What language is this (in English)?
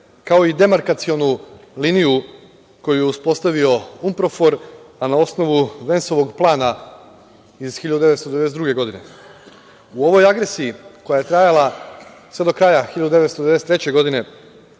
Serbian